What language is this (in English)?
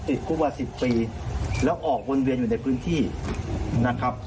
Thai